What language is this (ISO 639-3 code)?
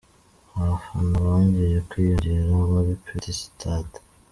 kin